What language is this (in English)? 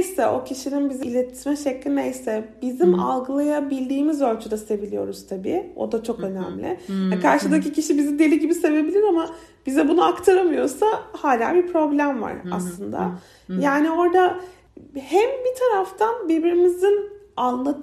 Turkish